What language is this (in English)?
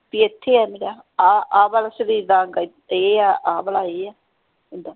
Punjabi